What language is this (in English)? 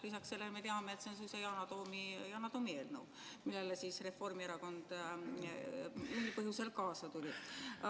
Estonian